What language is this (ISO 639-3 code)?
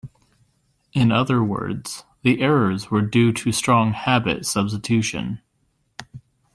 eng